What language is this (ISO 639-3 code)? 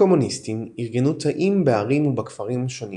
heb